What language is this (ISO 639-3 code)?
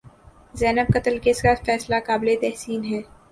urd